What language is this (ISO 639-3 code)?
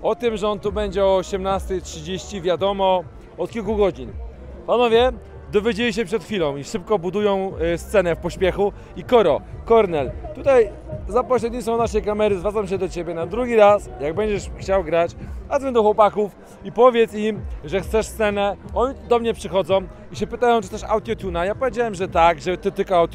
pol